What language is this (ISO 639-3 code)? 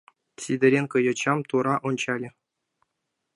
chm